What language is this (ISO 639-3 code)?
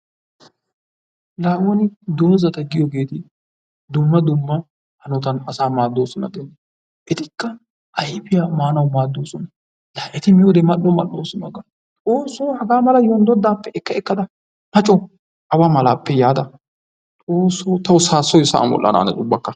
wal